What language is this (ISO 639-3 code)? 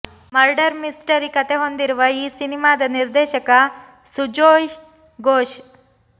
kan